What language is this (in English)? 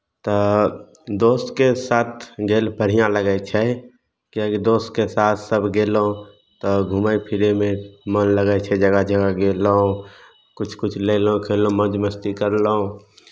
Maithili